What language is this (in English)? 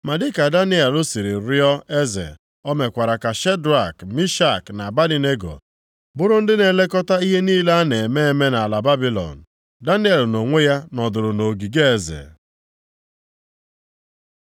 Igbo